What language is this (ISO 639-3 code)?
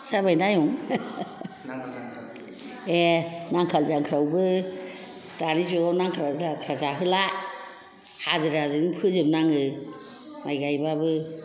brx